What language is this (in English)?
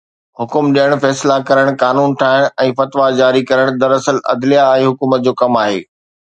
Sindhi